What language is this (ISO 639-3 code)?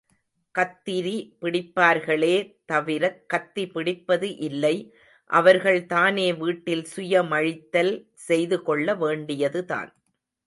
tam